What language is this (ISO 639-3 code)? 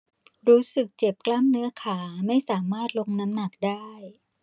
tha